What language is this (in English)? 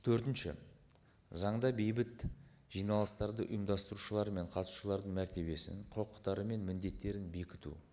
Kazakh